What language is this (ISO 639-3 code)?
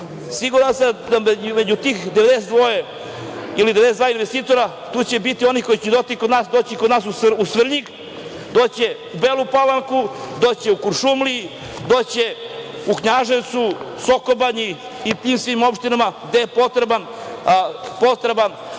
srp